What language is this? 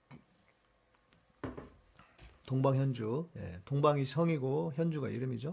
Korean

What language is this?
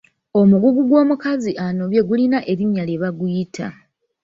Ganda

